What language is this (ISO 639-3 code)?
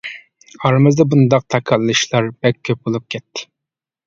uig